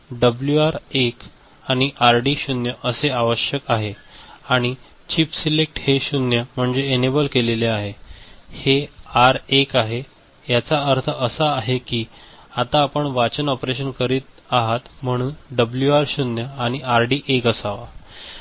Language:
Marathi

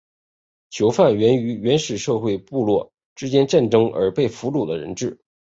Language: Chinese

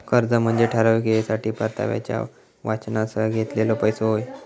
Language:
Marathi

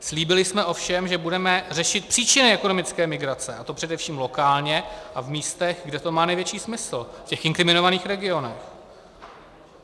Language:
Czech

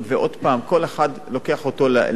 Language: Hebrew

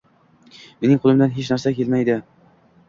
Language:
Uzbek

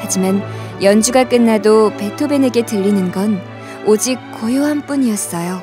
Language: Korean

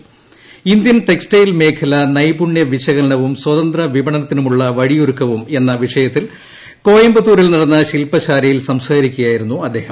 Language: Malayalam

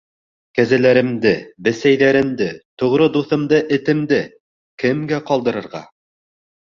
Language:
Bashkir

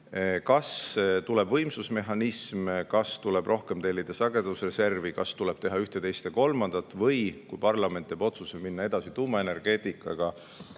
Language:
Estonian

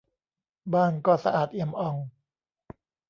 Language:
Thai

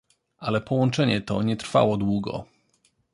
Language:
Polish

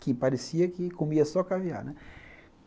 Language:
Portuguese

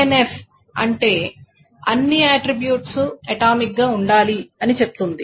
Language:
Telugu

